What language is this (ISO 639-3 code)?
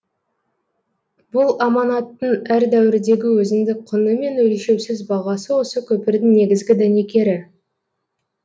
kaz